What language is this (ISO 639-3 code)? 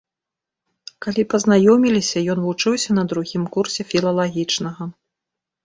bel